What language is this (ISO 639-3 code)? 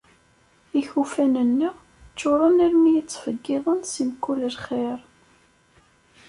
kab